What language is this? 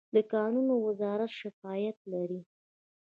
Pashto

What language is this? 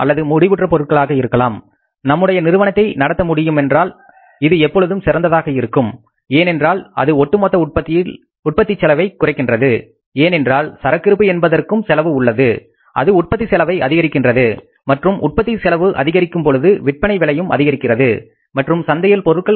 Tamil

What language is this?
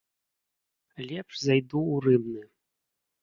Belarusian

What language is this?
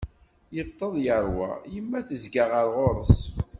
Kabyle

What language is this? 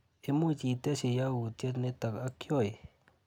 Kalenjin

